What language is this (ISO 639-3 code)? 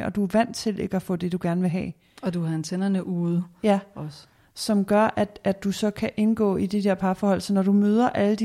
dan